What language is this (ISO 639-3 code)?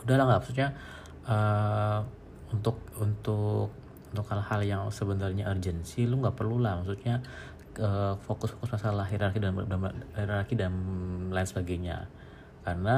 ind